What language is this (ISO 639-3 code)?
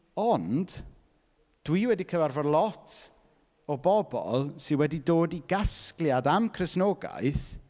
cym